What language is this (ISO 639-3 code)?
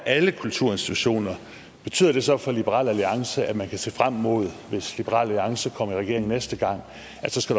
dan